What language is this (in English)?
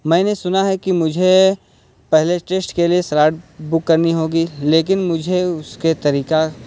Urdu